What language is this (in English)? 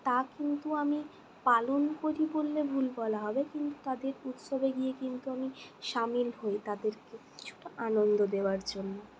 Bangla